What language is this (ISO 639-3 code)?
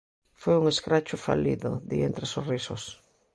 glg